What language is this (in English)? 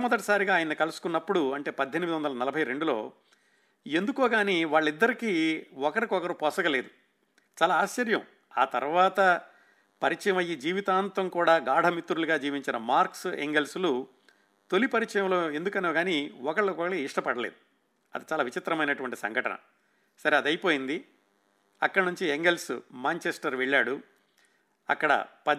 Telugu